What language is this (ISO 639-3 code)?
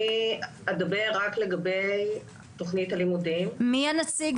heb